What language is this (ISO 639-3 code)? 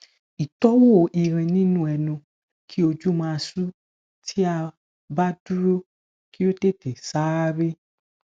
yor